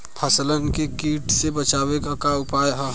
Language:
Bhojpuri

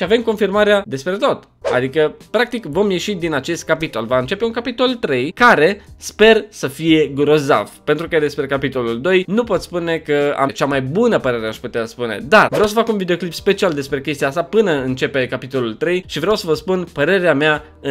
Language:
Romanian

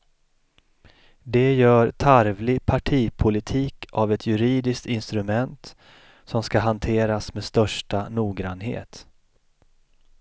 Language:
Swedish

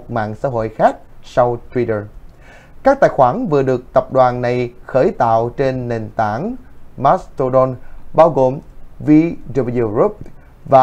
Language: Vietnamese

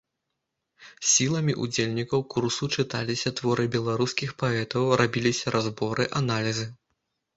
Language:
Belarusian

